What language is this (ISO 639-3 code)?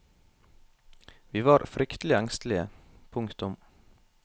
nor